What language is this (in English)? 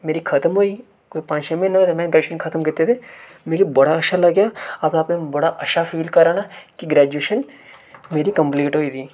Dogri